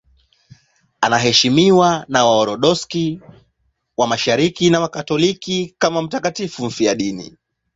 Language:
Swahili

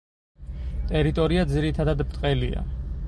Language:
Georgian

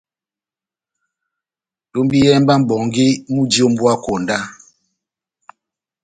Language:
Batanga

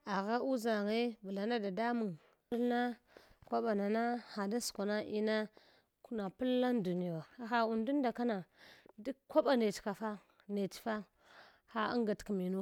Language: Hwana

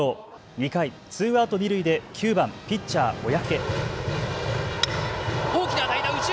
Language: Japanese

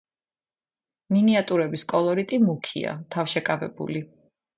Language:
Georgian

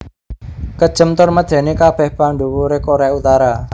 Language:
Javanese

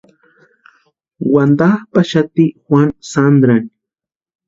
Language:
Western Highland Purepecha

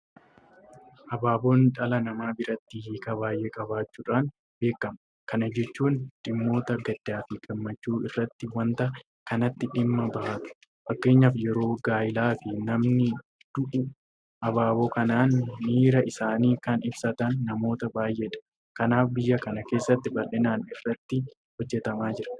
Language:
Oromo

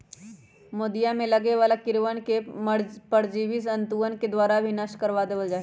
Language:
Magahi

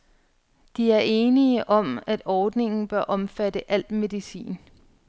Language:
Danish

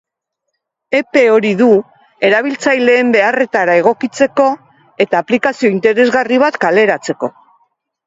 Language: Basque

